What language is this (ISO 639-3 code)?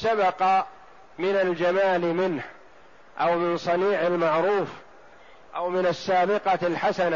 ara